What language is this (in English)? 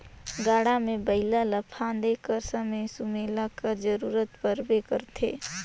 Chhattisgarhi